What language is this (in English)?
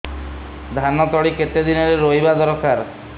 Odia